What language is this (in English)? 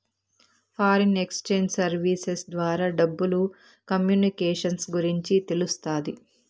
Telugu